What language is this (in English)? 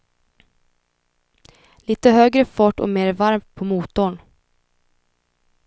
Swedish